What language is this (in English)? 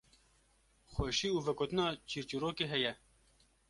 Kurdish